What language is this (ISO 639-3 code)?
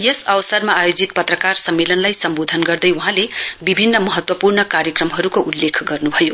nep